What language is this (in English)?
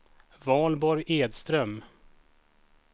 Swedish